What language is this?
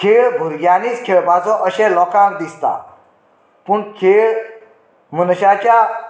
Konkani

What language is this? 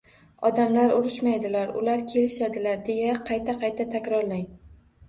Uzbek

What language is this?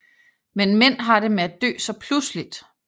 Danish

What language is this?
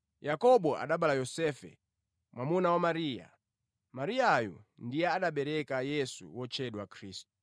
Nyanja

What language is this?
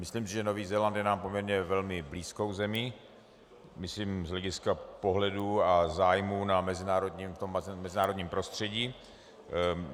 Czech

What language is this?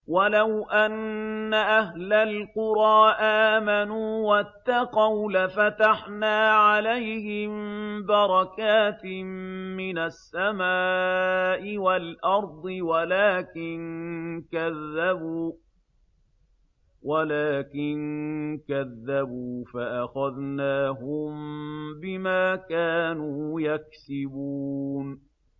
Arabic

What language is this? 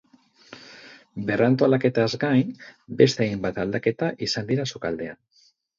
Basque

